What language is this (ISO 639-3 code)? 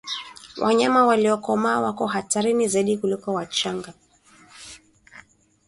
swa